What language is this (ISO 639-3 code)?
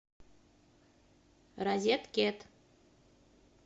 rus